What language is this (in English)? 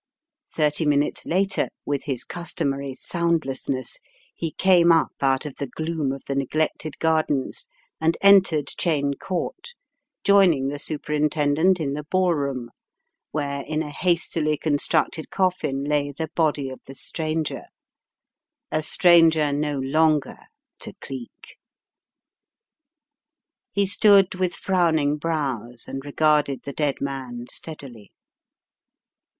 English